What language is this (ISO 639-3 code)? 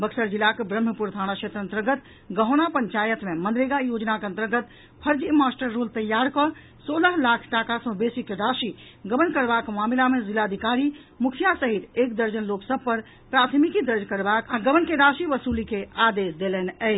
mai